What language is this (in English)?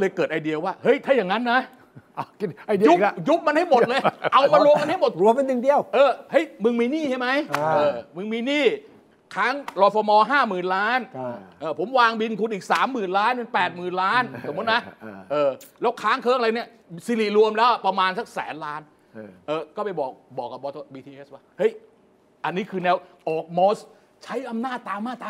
Thai